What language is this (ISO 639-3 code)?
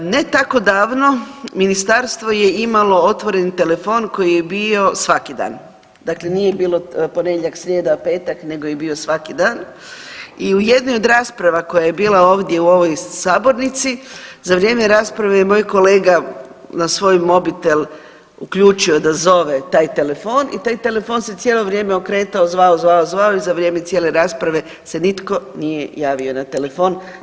hrv